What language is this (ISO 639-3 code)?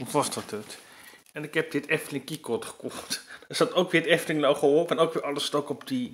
nld